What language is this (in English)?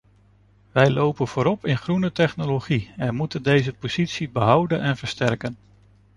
Dutch